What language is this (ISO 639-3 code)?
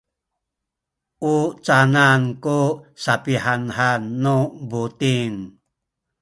szy